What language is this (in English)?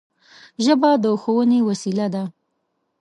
Pashto